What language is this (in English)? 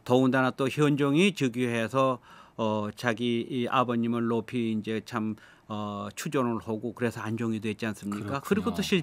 Korean